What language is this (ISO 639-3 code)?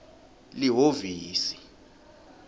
ssw